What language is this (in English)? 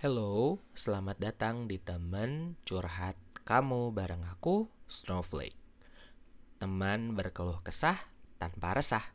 Indonesian